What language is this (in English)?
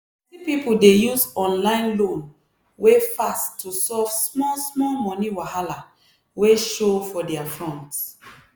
Nigerian Pidgin